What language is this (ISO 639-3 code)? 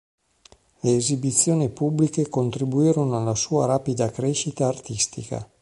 ita